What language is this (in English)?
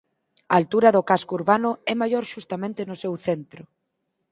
Galician